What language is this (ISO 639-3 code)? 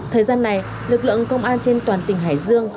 vie